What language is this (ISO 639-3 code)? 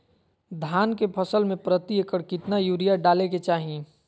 mag